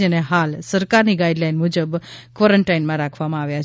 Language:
Gujarati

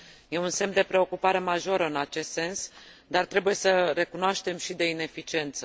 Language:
Romanian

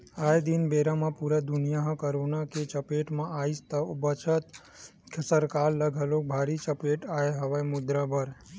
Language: Chhattisgarhi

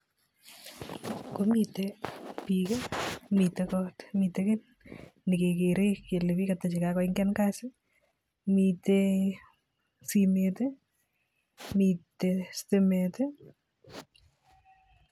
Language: Kalenjin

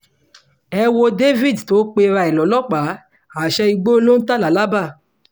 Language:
Yoruba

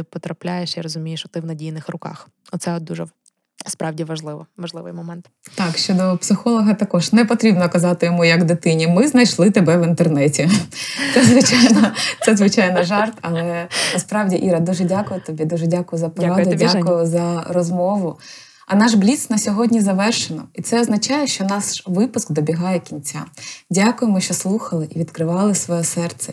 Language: Ukrainian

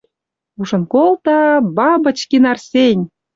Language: Western Mari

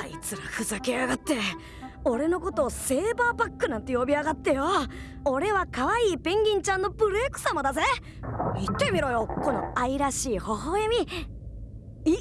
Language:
Japanese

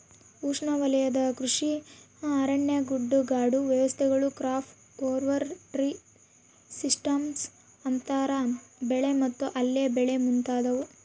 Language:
Kannada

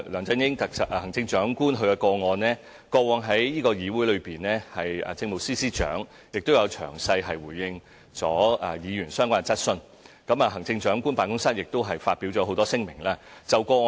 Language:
Cantonese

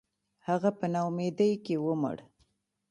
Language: Pashto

